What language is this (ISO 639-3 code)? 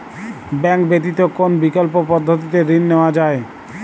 ben